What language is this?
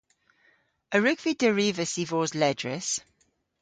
Cornish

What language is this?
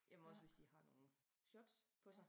Danish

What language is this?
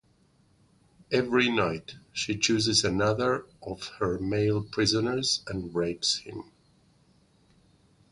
English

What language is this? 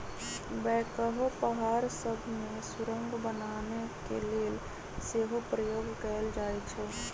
Magahi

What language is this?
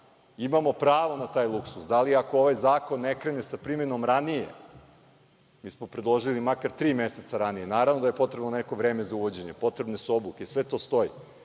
Serbian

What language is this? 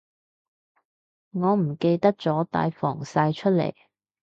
Cantonese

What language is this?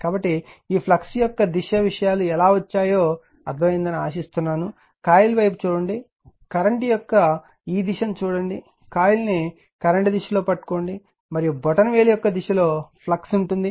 Telugu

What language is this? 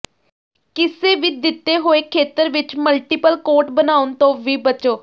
Punjabi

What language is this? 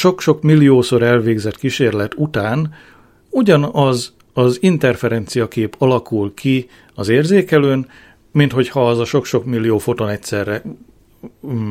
Hungarian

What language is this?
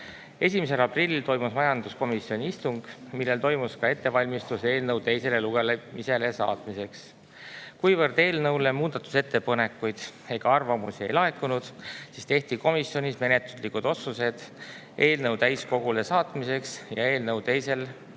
Estonian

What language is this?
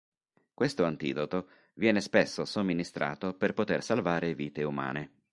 Italian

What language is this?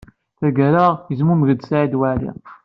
Kabyle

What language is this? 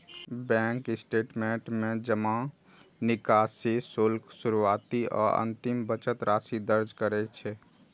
Maithili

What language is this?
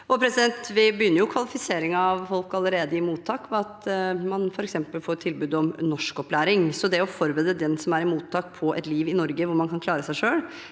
Norwegian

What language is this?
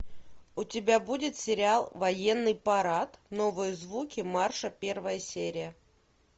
Russian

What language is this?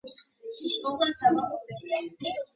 Georgian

